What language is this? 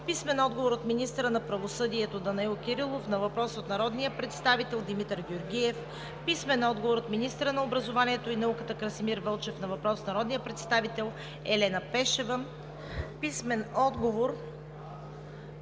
Bulgarian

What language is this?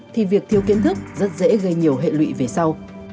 Vietnamese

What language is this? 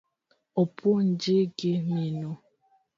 Luo (Kenya and Tanzania)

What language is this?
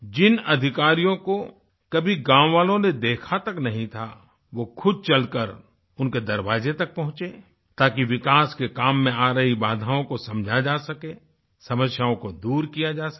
Hindi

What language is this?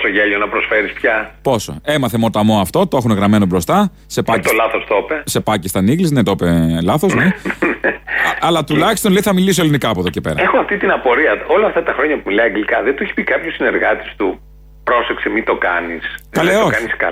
Greek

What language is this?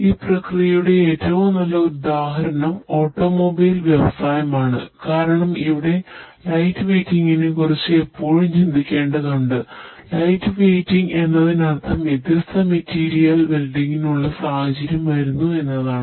Malayalam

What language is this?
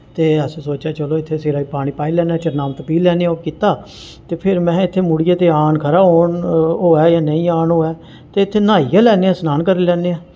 Dogri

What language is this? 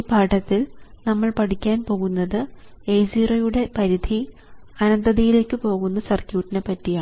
Malayalam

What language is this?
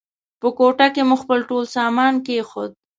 Pashto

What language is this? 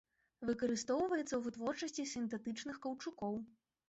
Belarusian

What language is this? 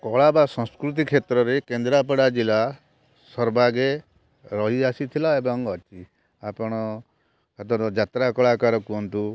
Odia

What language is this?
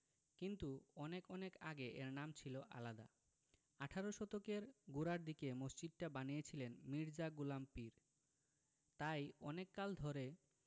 Bangla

